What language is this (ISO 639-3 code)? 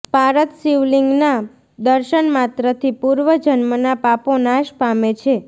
guj